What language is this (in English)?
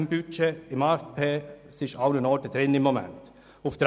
Swiss German